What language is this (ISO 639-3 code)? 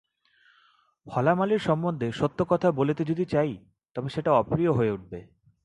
ben